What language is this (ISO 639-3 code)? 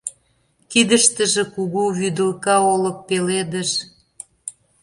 chm